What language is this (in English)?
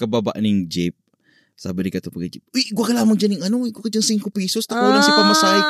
Filipino